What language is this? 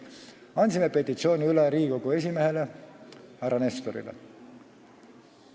Estonian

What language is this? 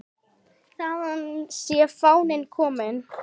Icelandic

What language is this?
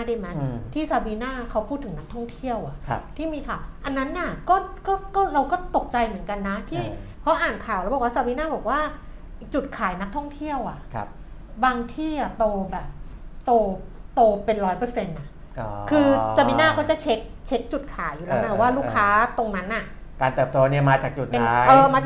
Thai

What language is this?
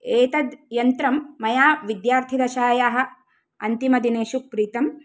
Sanskrit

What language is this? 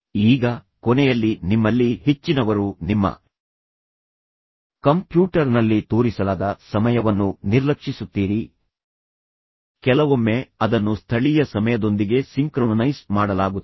Kannada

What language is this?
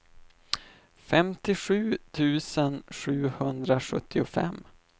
Swedish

